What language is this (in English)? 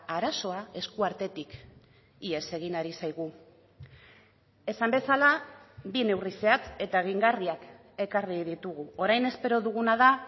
Basque